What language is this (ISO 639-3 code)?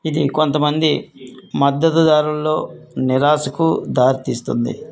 tel